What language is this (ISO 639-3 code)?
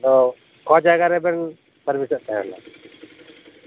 sat